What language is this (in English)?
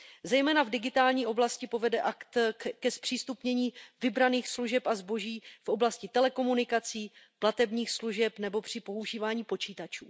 Czech